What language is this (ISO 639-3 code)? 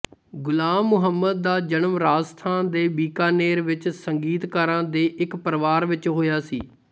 pan